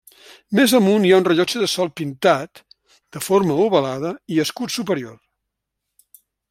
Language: Catalan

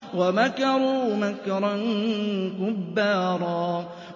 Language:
Arabic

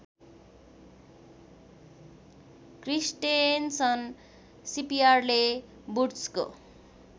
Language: Nepali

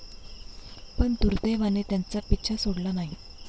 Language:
Marathi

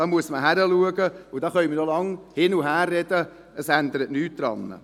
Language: Swiss German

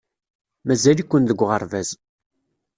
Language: Kabyle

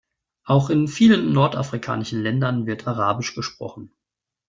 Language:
German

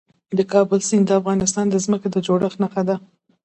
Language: Pashto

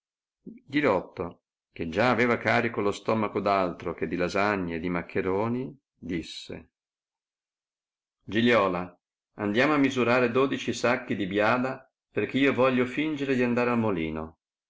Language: Italian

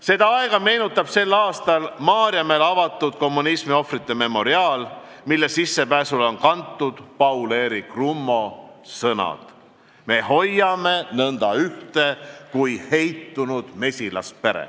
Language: Estonian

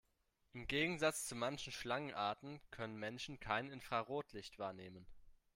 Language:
German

